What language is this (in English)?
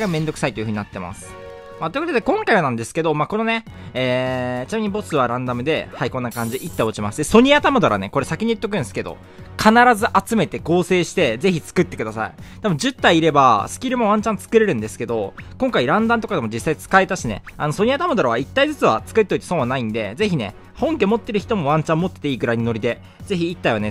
Japanese